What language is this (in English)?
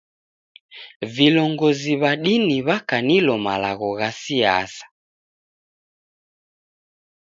Taita